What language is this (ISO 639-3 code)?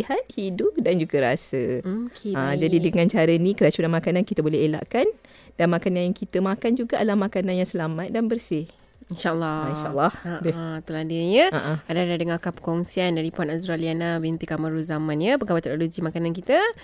msa